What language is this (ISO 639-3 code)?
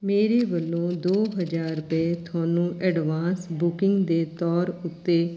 pan